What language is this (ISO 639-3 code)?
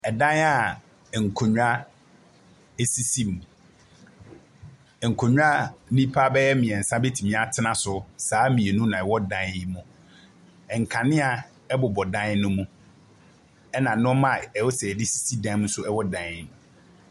aka